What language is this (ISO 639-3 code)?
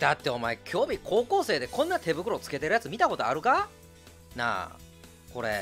jpn